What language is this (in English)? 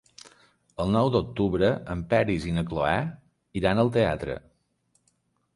Catalan